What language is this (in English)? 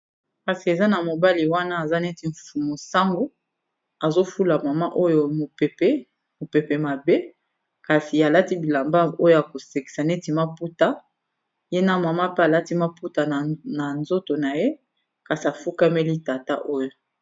Lingala